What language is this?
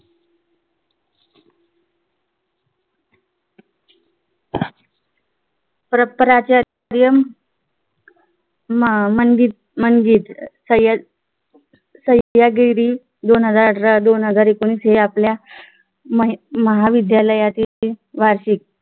Marathi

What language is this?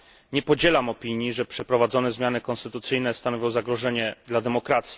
Polish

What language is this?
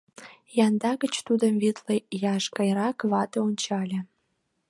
Mari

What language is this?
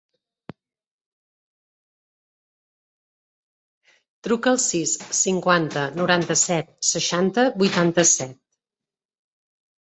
Catalan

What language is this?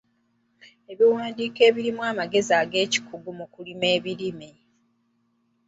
Ganda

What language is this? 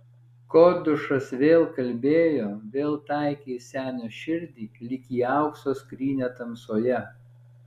Lithuanian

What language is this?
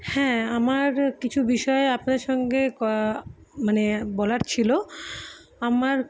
Bangla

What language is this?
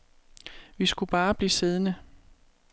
Danish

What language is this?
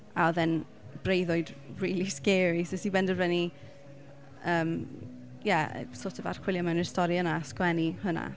Welsh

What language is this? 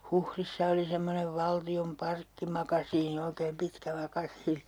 Finnish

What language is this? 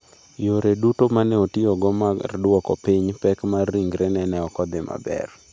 Luo (Kenya and Tanzania)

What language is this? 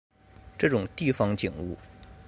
Chinese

